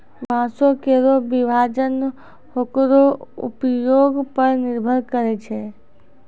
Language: Maithili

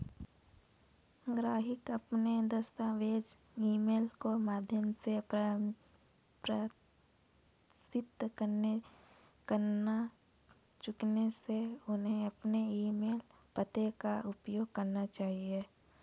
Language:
Hindi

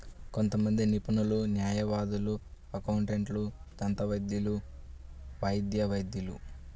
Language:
Telugu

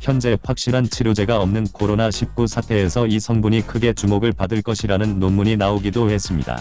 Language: Korean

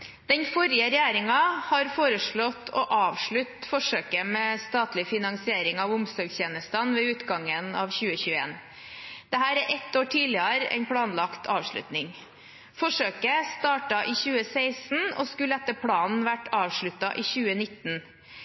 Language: Norwegian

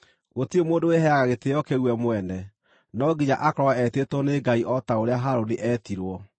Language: Kikuyu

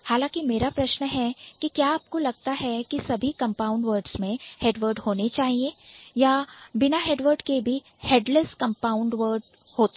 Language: Hindi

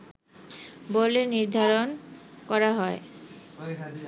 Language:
Bangla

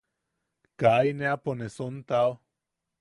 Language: Yaqui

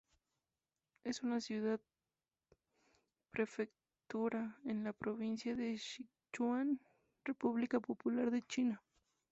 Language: Spanish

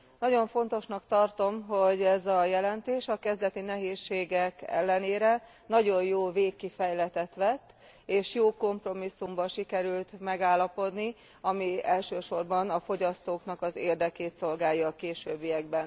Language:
Hungarian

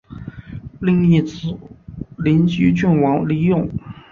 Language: Chinese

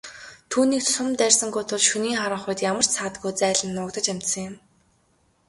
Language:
Mongolian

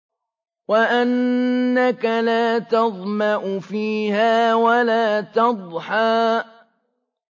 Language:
Arabic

